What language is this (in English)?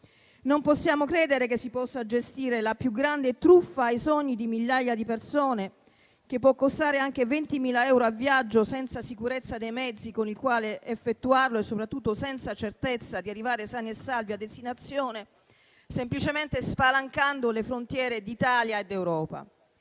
Italian